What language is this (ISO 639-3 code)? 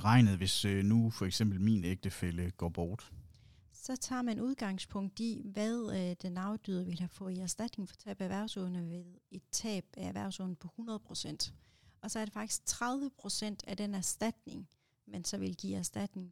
dan